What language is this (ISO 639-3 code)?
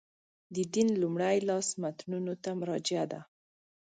pus